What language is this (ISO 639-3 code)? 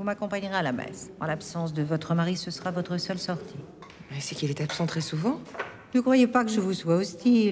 fra